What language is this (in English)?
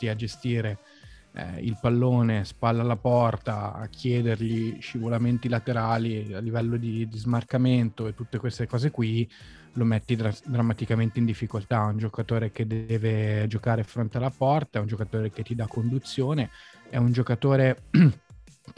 Italian